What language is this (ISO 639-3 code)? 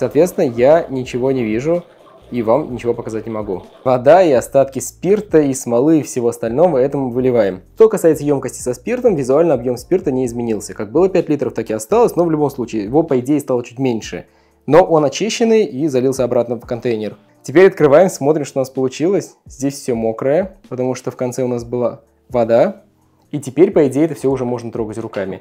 rus